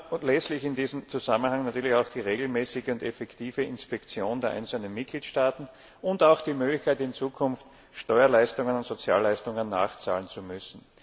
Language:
German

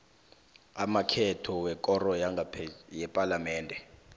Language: South Ndebele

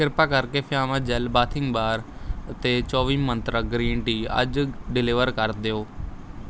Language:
Punjabi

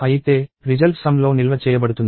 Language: Telugu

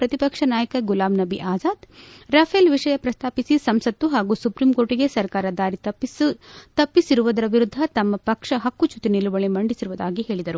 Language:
Kannada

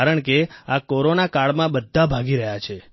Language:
Gujarati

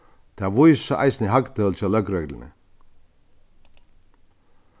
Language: Faroese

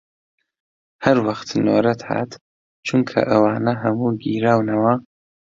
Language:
Central Kurdish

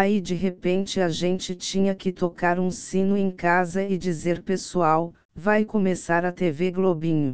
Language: Portuguese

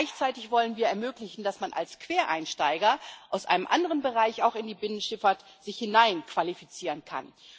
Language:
German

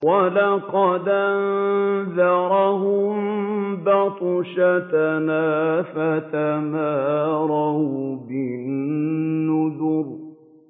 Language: Arabic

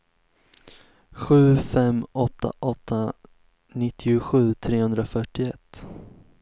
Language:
Swedish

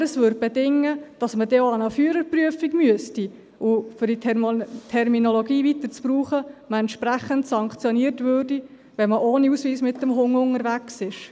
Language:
Swiss German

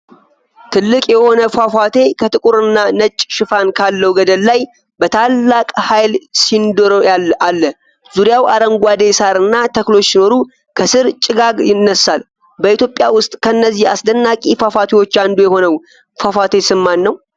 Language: Amharic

